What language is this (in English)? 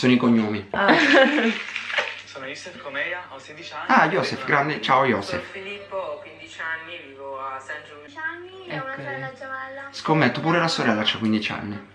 Italian